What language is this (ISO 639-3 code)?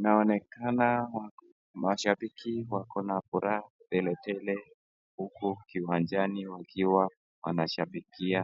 swa